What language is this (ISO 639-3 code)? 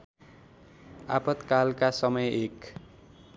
nep